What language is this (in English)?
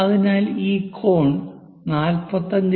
Malayalam